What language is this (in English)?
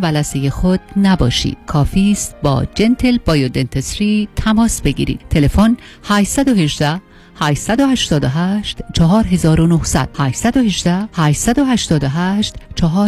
Persian